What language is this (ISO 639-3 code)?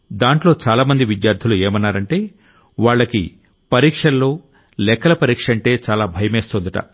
tel